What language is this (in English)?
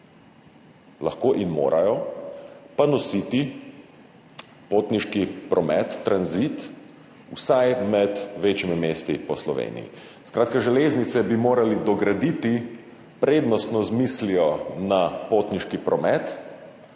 Slovenian